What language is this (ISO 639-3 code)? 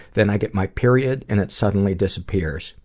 eng